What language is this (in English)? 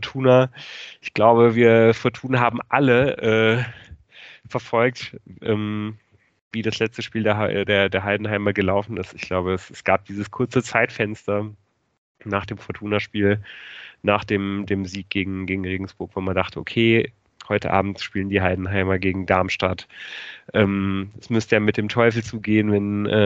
German